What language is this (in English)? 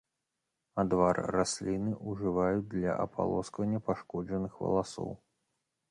Belarusian